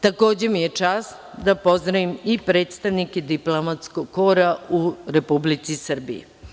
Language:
Serbian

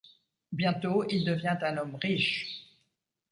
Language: French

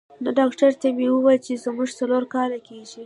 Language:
Pashto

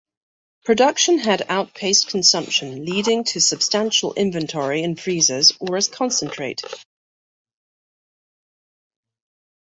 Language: English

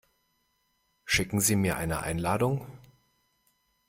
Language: German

